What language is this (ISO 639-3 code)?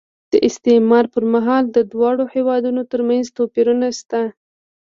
pus